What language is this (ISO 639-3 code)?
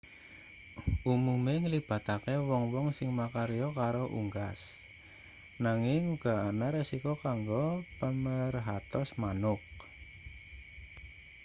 jav